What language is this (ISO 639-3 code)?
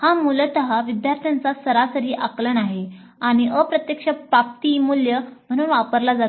mar